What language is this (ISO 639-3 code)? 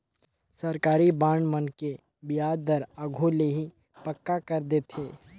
hne